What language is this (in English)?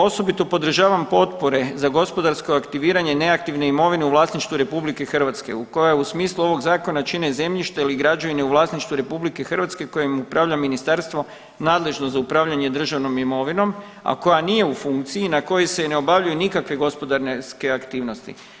Croatian